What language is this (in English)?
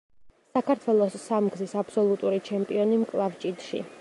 Georgian